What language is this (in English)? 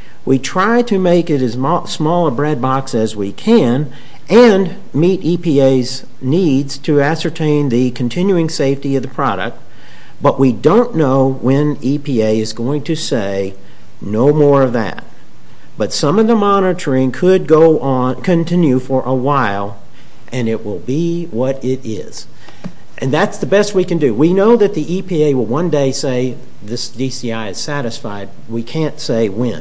English